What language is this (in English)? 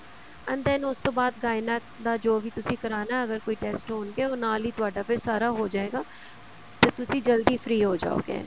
Punjabi